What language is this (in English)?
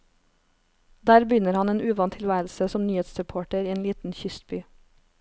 Norwegian